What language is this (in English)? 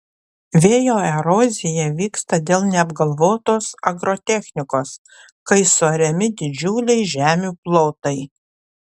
Lithuanian